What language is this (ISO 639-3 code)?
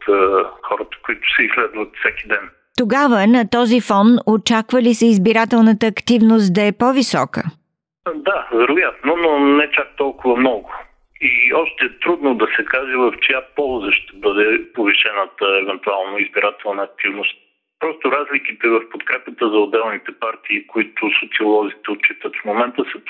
bul